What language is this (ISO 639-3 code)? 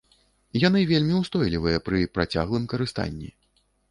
bel